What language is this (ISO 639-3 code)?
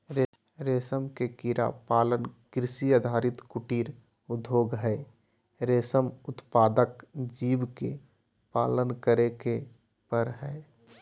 mag